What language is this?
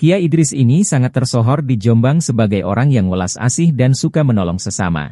Indonesian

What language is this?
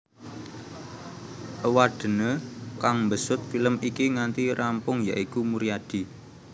Javanese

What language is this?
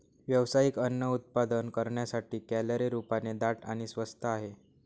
Marathi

